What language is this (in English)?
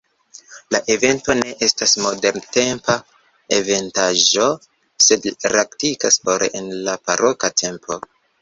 Esperanto